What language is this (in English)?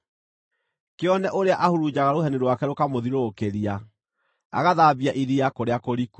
Kikuyu